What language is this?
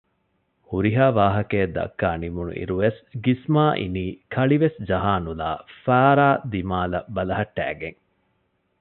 Divehi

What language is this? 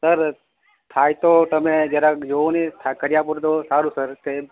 Gujarati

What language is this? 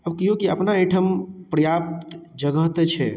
Maithili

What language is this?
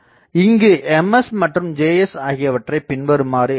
Tamil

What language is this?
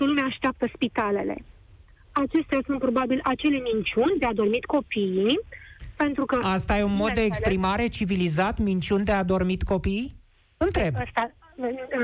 Romanian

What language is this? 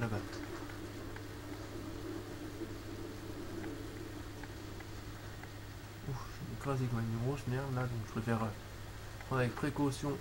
French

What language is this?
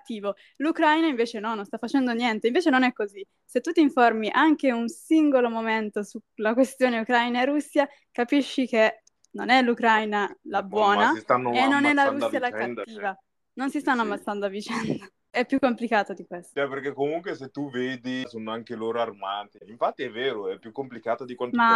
Italian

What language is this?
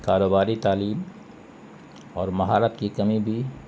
Urdu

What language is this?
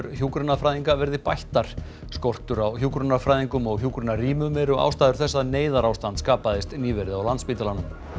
Icelandic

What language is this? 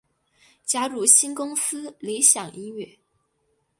Chinese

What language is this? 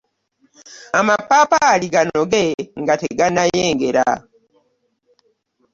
Ganda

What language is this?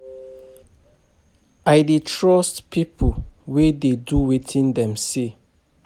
Nigerian Pidgin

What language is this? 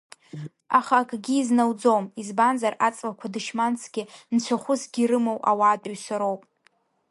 Abkhazian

